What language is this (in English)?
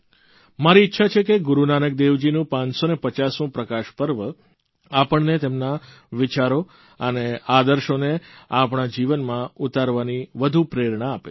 Gujarati